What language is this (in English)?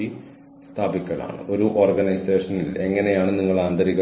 Malayalam